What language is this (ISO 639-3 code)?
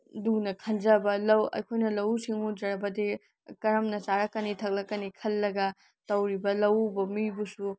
mni